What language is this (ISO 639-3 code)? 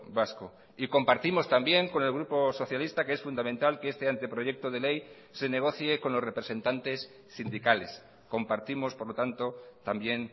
spa